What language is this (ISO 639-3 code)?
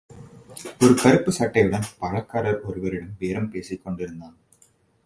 tam